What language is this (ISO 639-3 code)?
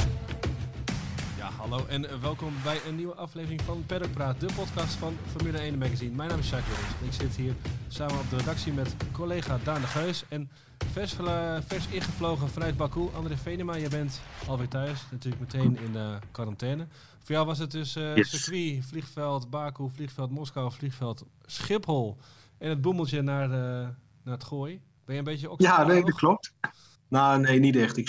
nld